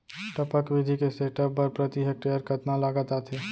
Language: Chhattisgarhi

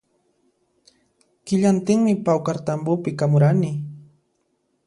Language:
Puno Quechua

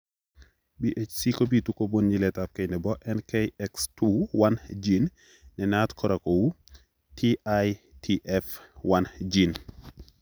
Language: Kalenjin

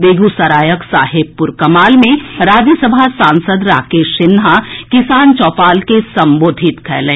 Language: Maithili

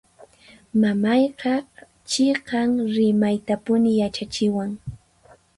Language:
Puno Quechua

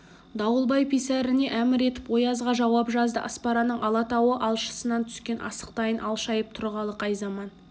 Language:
Kazakh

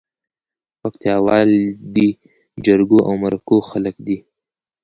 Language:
Pashto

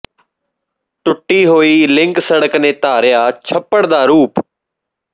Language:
Punjabi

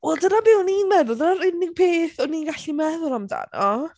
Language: Welsh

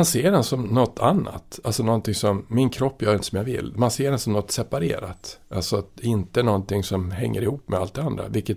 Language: Swedish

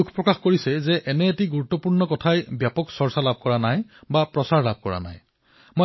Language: Assamese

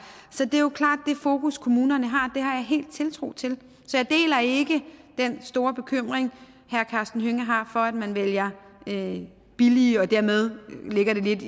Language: Danish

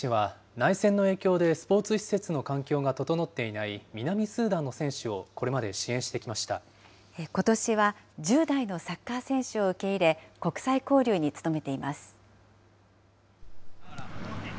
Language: Japanese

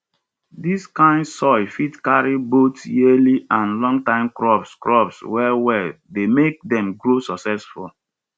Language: Nigerian Pidgin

